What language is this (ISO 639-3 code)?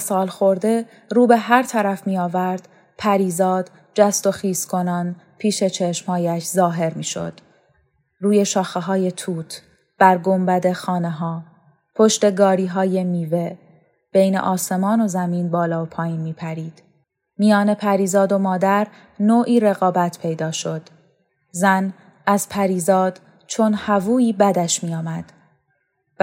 fas